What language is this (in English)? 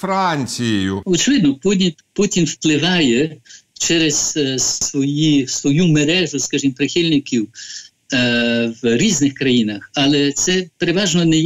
Ukrainian